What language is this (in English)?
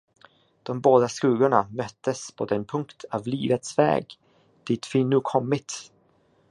Swedish